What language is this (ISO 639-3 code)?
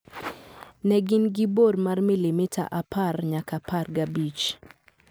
luo